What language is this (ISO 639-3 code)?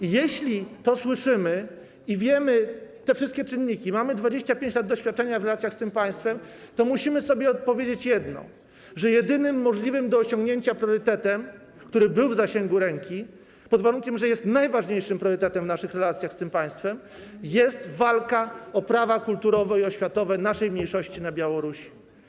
pol